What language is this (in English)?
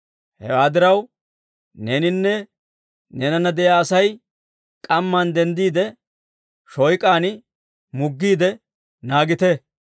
Dawro